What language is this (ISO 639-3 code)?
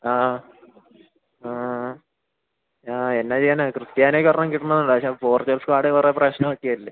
mal